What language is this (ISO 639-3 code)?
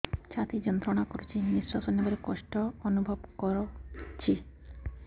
ori